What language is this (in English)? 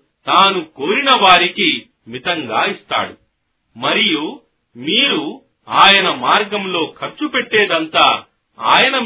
Telugu